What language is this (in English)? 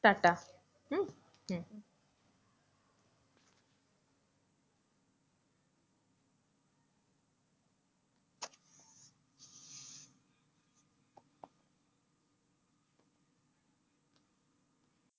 Bangla